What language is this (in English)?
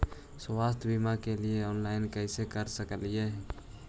Magahi